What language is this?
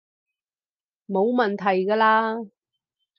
Cantonese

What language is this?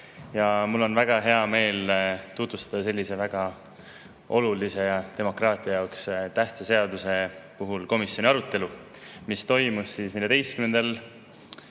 Estonian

